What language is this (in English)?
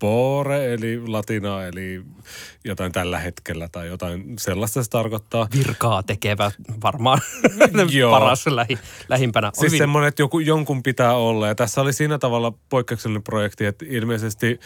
Finnish